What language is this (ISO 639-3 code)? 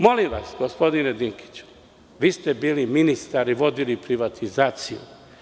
srp